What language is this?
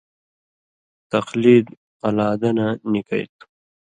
Indus Kohistani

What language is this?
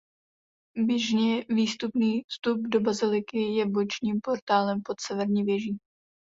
Czech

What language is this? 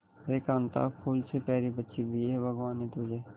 Hindi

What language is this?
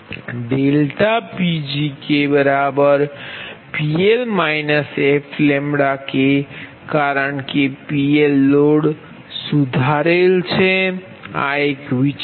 Gujarati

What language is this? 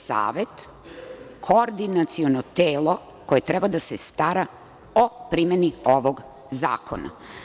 Serbian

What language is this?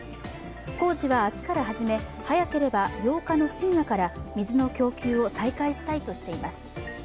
Japanese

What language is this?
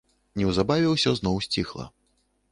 Belarusian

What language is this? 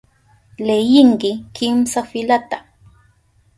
Southern Pastaza Quechua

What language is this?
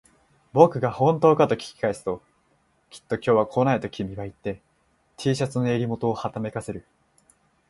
Japanese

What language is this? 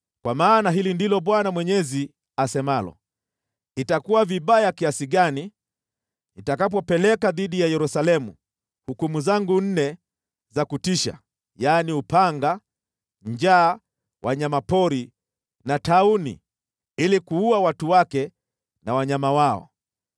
Swahili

